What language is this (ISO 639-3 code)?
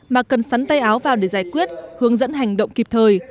vie